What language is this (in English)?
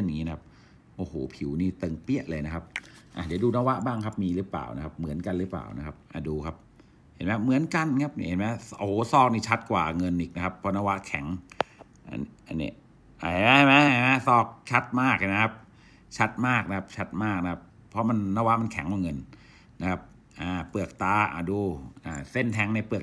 Thai